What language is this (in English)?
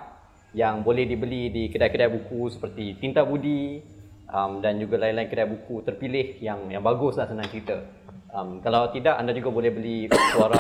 Malay